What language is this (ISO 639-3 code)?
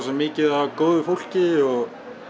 isl